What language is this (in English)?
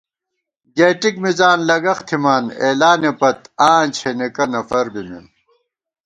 Gawar-Bati